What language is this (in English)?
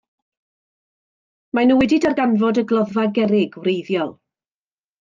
Welsh